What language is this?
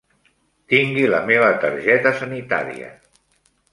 Catalan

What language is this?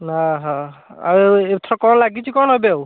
Odia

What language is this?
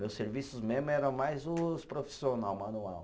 Portuguese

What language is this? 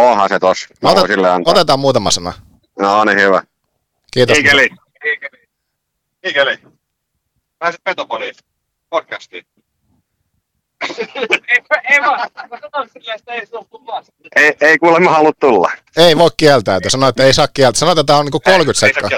Finnish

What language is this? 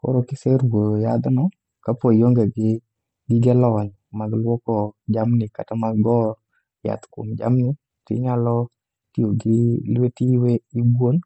Luo (Kenya and Tanzania)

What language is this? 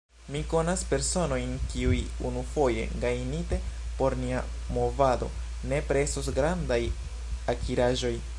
Esperanto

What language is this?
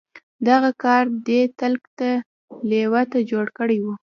Pashto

